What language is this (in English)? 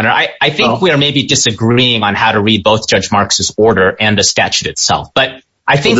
English